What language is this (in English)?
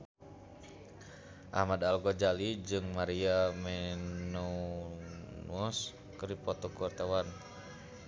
Sundanese